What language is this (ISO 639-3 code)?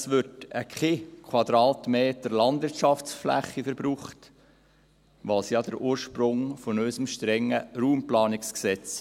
gsw